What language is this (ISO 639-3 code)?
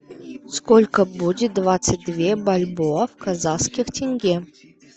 rus